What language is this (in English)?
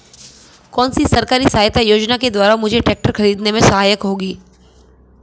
Hindi